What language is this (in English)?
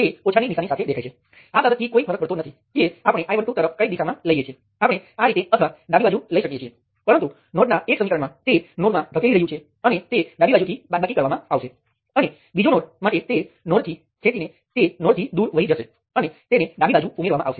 Gujarati